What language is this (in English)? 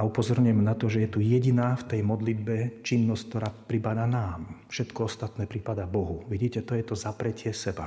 Slovak